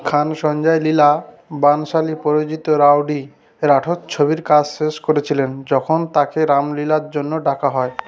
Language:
Bangla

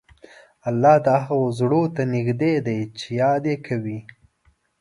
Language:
Pashto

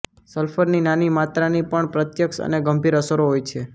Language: Gujarati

